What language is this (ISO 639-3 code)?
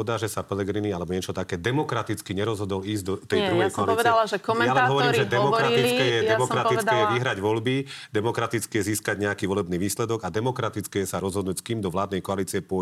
slk